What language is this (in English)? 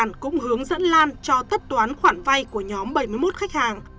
Vietnamese